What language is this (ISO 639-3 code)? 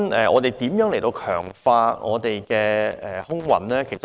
yue